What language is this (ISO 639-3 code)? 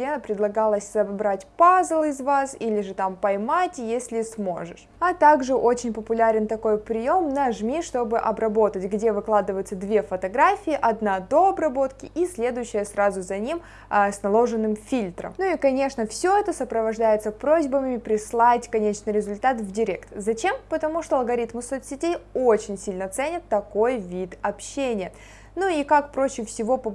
rus